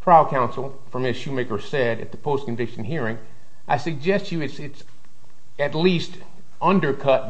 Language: English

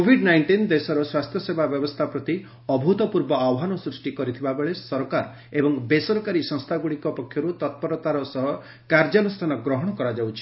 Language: Odia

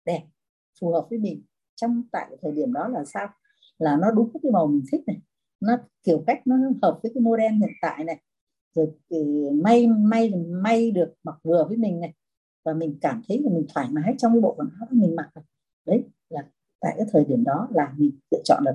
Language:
Vietnamese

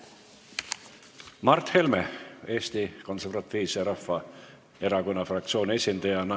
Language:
Estonian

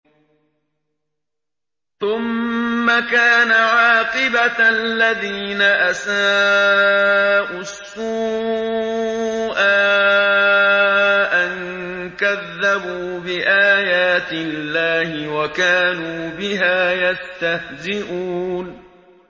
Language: Arabic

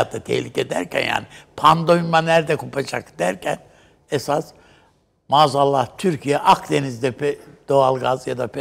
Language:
Turkish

